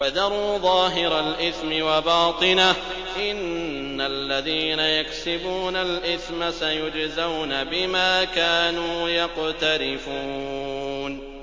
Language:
Arabic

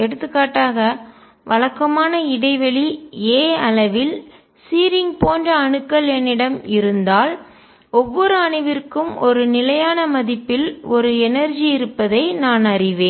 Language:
Tamil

